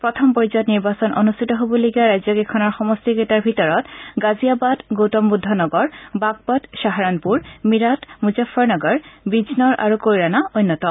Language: Assamese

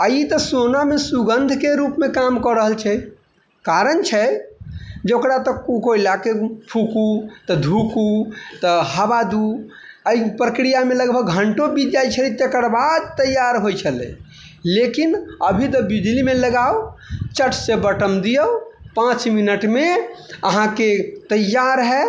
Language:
Maithili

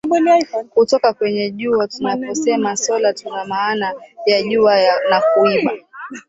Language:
Swahili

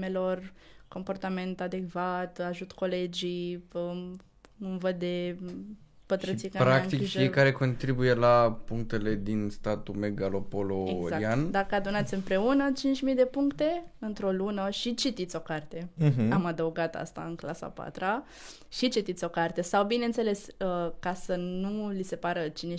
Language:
Romanian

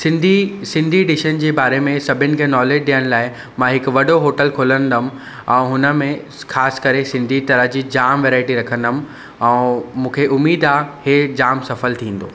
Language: Sindhi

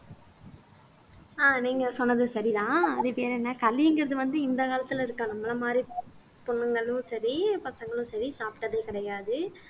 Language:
Tamil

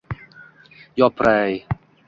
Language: Uzbek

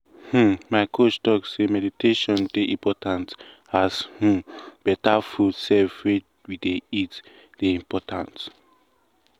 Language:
Nigerian Pidgin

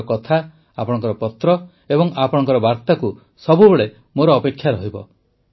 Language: Odia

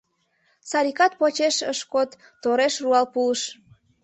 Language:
Mari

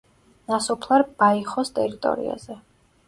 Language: Georgian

